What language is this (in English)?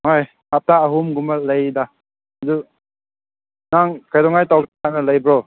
Manipuri